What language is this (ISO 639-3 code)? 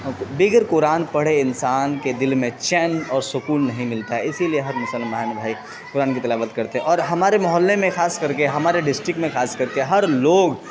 urd